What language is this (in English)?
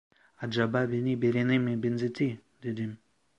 Turkish